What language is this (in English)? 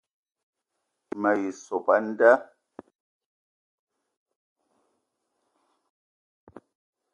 Eton (Cameroon)